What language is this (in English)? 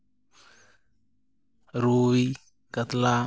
Santali